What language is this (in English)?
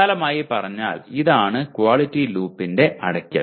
Malayalam